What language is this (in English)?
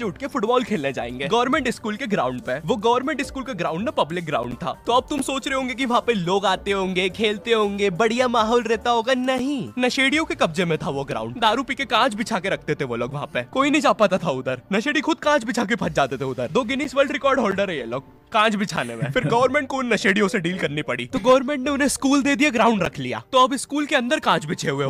Hindi